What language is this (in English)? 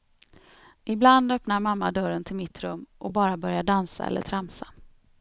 Swedish